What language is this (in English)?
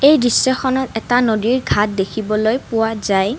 Assamese